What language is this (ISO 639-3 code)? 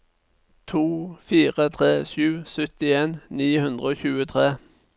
nor